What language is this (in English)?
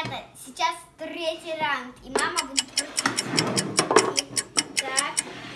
Russian